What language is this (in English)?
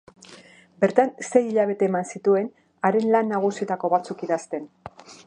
Basque